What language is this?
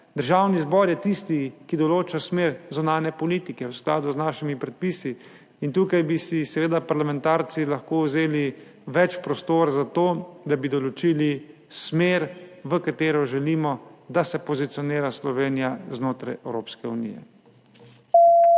Slovenian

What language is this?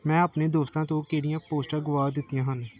Punjabi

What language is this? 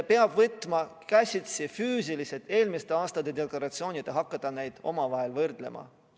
Estonian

